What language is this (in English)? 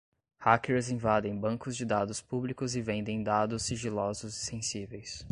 Portuguese